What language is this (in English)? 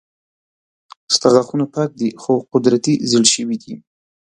Pashto